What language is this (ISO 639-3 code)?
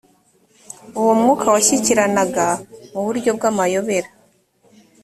kin